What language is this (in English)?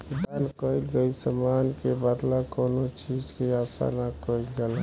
Bhojpuri